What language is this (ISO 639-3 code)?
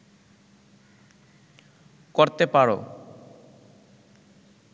ben